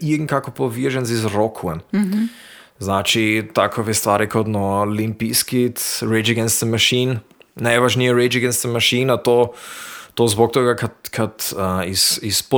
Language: Croatian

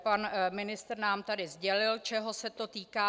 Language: Czech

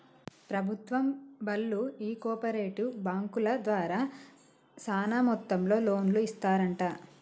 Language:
Telugu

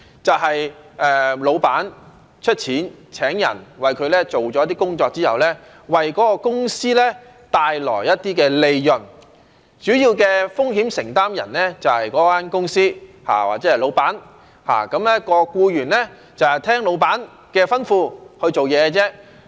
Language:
Cantonese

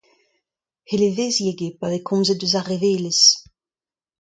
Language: Breton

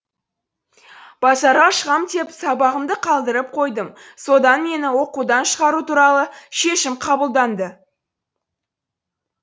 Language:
Kazakh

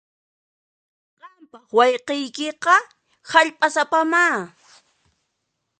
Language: Puno Quechua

